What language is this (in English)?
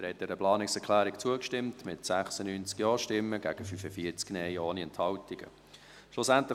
Swiss German